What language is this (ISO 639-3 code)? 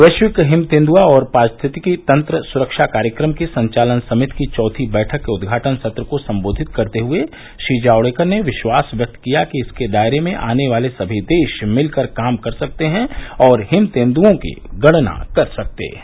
hin